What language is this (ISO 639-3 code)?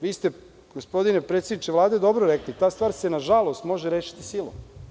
srp